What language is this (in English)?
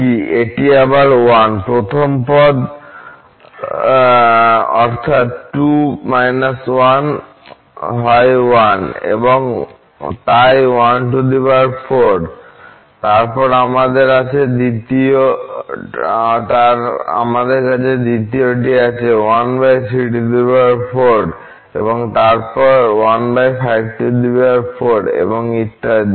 Bangla